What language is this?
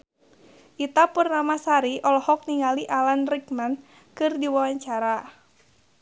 Sundanese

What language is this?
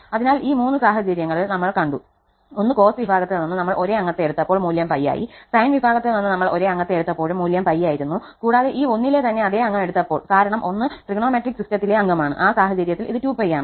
Malayalam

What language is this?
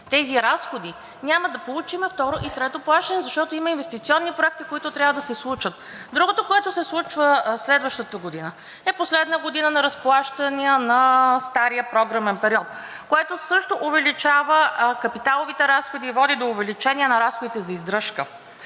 Bulgarian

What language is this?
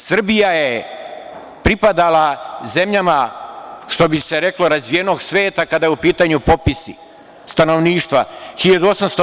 Serbian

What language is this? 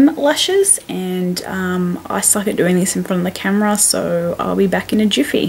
English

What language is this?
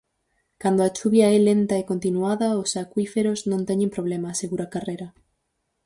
Galician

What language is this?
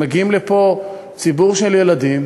Hebrew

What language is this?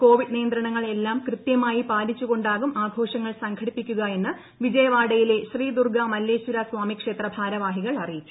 Malayalam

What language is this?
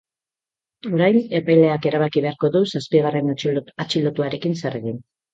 Basque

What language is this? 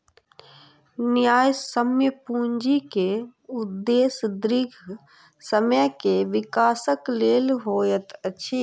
Maithili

